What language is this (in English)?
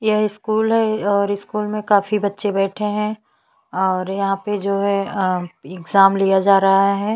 Hindi